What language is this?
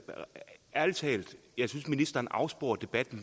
Danish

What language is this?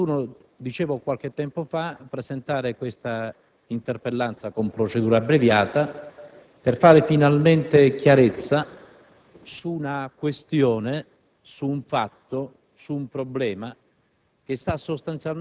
Italian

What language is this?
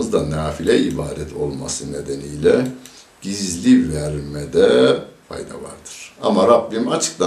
Turkish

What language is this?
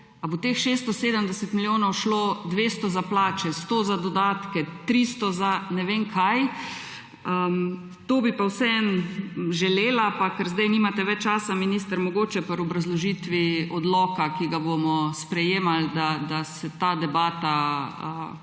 Slovenian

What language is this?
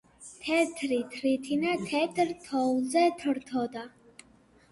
Georgian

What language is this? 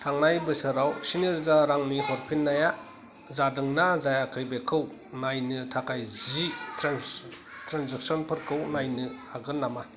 Bodo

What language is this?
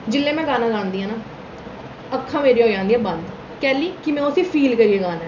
Dogri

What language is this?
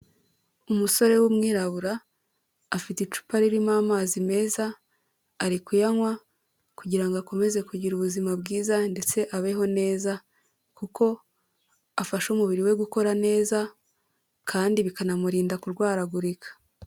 Kinyarwanda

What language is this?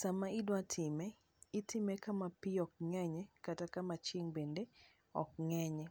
Luo (Kenya and Tanzania)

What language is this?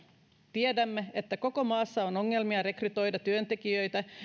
Finnish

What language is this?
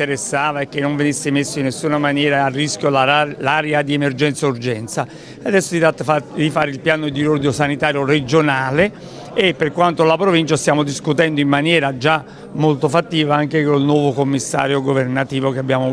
Italian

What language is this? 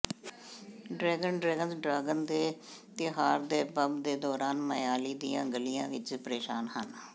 Punjabi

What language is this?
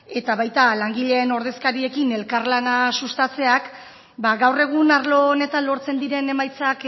Basque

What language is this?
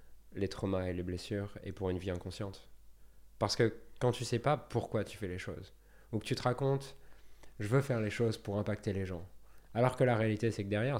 French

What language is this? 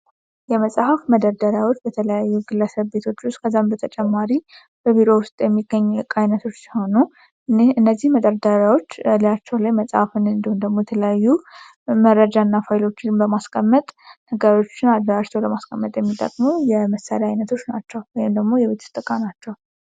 Amharic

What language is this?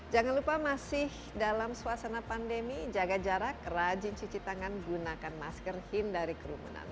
Indonesian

